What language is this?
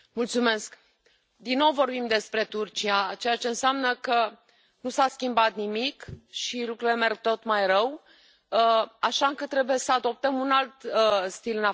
Romanian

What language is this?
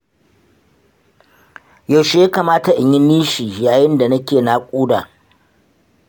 Hausa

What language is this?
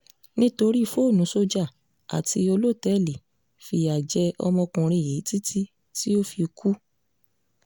Yoruba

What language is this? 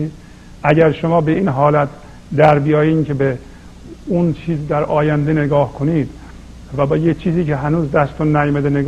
Persian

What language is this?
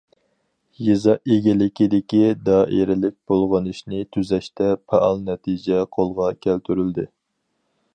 Uyghur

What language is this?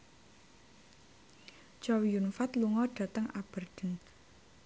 Javanese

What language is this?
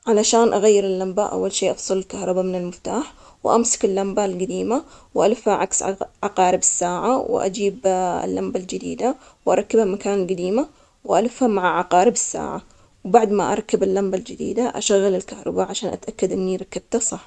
Omani Arabic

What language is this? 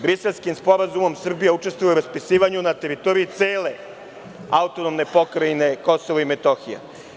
Serbian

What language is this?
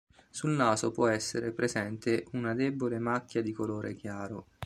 Italian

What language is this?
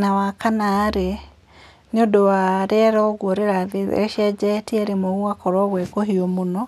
Kikuyu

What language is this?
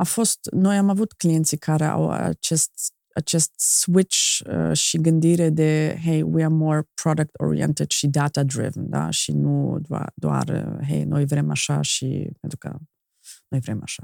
Romanian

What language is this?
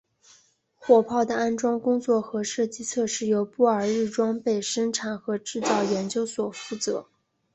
Chinese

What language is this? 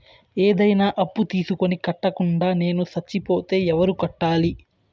Telugu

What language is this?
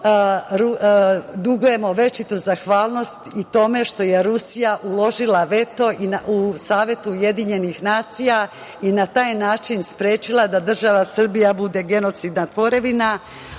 Serbian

